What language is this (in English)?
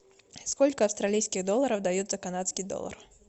Russian